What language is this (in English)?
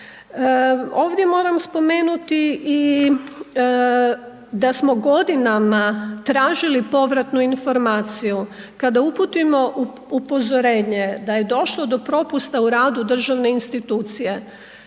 Croatian